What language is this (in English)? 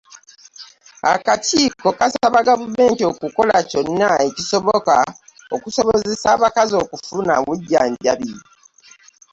Ganda